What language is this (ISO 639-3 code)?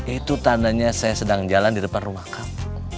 ind